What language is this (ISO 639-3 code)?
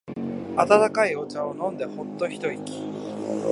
jpn